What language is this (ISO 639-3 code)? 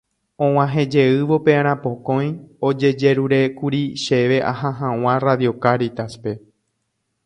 grn